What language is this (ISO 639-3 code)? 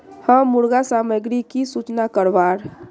mag